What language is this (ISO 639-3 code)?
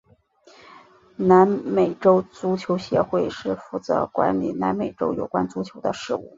zho